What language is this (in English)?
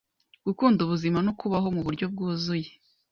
Kinyarwanda